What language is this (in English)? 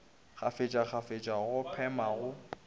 Northern Sotho